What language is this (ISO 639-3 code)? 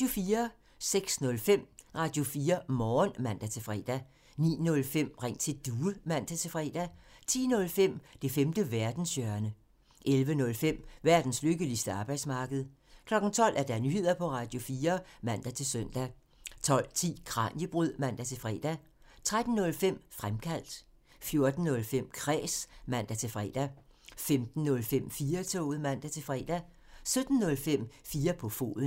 dan